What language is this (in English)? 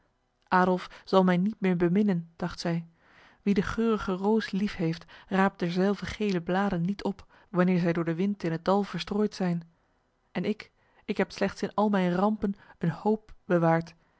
Dutch